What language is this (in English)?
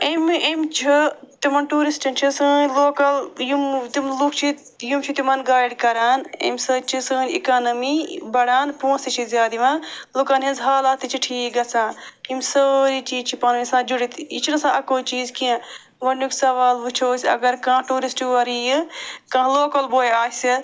Kashmiri